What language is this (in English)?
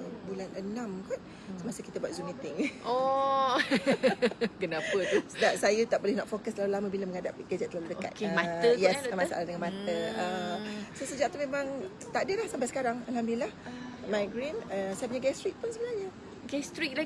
Malay